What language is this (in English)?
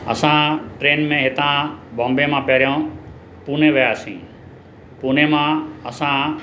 Sindhi